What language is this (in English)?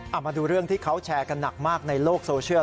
Thai